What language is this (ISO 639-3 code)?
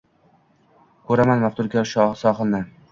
uzb